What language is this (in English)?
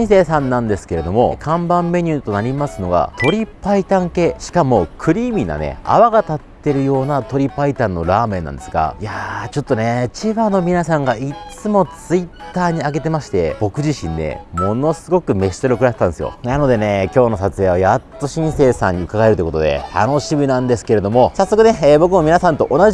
Japanese